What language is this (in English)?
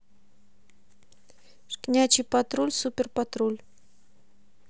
Russian